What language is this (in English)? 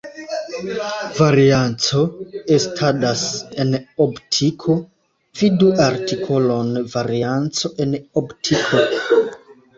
Esperanto